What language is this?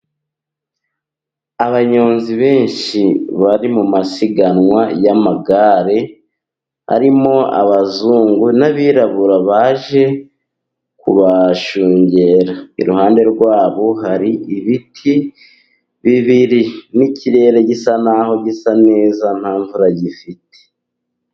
Kinyarwanda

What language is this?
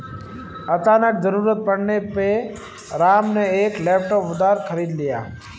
Hindi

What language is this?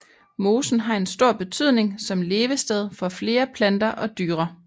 Danish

